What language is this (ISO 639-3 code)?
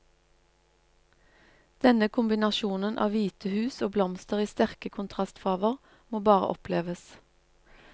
nor